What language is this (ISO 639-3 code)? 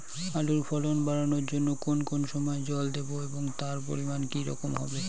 ben